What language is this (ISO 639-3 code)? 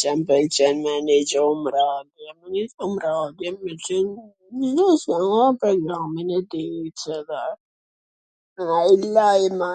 aln